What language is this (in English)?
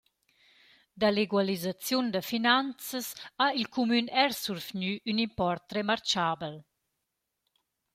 Romansh